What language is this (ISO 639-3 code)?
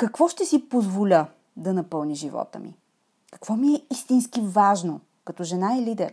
bul